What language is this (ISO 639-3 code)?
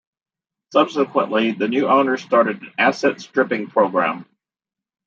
eng